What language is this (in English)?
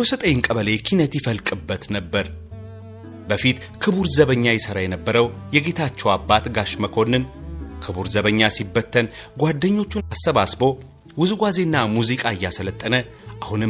Amharic